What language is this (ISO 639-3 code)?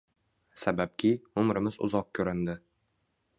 uzb